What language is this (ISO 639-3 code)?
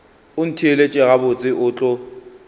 nso